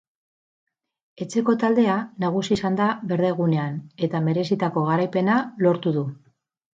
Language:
Basque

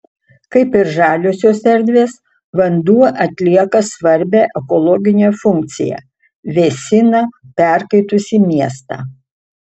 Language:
Lithuanian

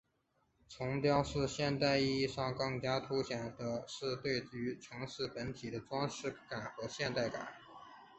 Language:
Chinese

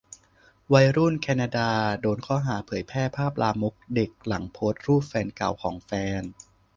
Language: Thai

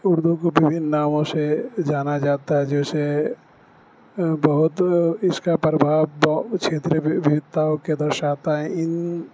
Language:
Urdu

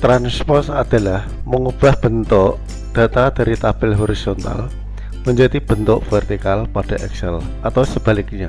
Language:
Indonesian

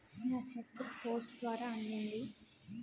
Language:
Telugu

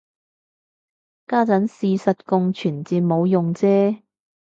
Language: Cantonese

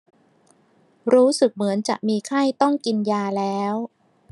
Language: Thai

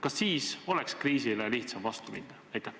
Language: Estonian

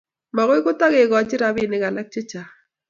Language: Kalenjin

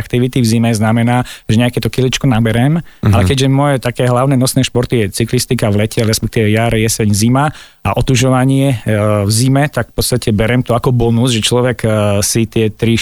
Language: Slovak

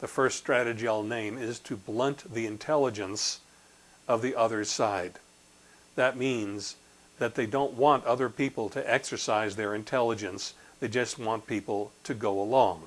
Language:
English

